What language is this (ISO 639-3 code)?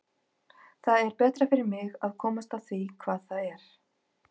isl